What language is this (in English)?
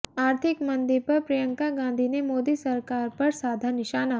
Hindi